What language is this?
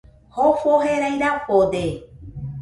Nüpode Huitoto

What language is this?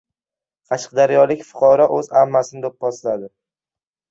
Uzbek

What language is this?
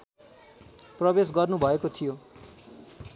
Nepali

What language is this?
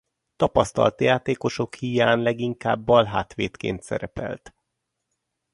Hungarian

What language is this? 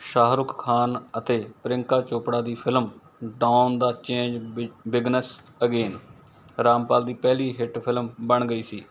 Punjabi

